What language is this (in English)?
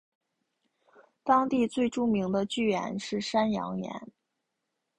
Chinese